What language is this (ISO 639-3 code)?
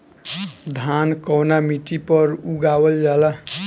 bho